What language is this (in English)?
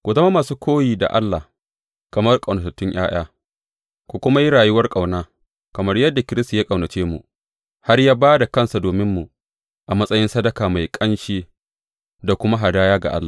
Hausa